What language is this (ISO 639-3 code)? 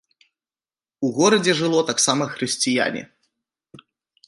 bel